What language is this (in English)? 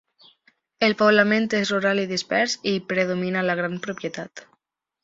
Catalan